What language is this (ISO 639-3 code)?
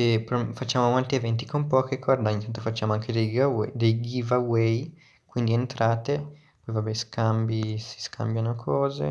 ita